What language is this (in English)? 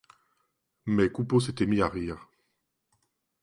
French